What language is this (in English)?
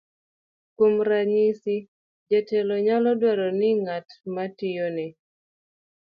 Luo (Kenya and Tanzania)